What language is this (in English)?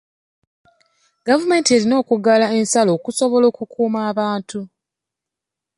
Ganda